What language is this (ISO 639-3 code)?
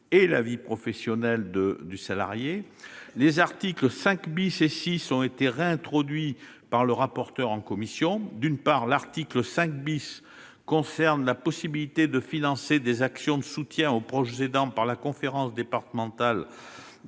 fra